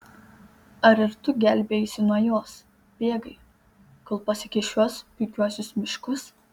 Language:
Lithuanian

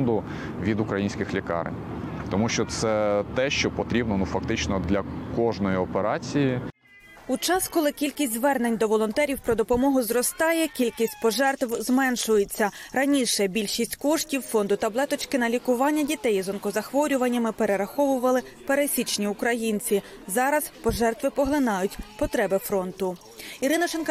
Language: Ukrainian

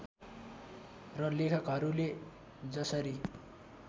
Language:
Nepali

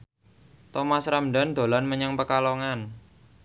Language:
Javanese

